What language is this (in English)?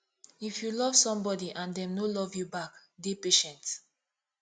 Nigerian Pidgin